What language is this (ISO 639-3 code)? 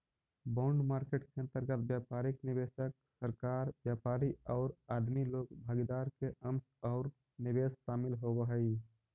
mag